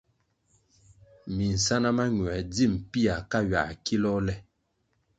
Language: Kwasio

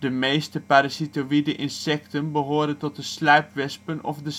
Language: Dutch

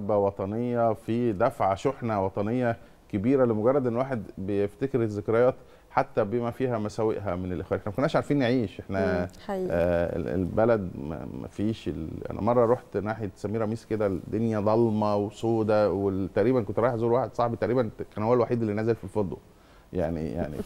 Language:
Arabic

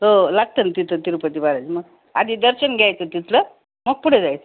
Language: Marathi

